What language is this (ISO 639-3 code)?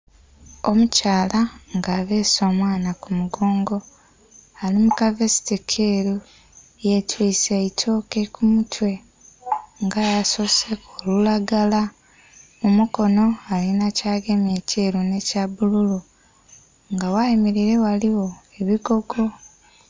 xog